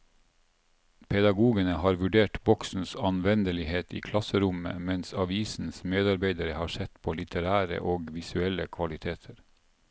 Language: Norwegian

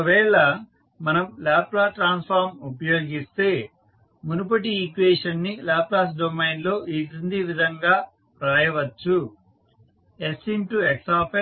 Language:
Telugu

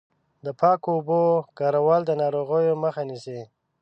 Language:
Pashto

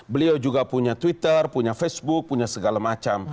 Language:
Indonesian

